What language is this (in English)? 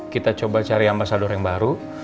Indonesian